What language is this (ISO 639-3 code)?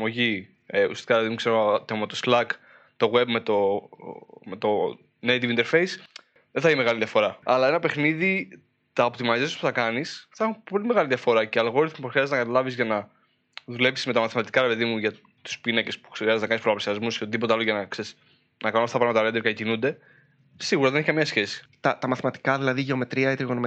ell